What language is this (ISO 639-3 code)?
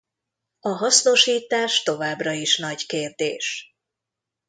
hun